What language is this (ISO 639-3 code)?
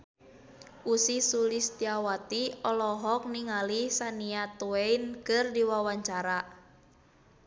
sun